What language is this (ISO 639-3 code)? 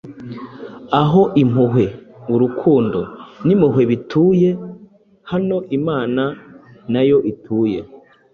kin